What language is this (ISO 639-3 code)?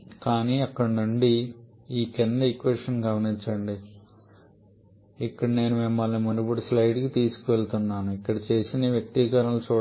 tel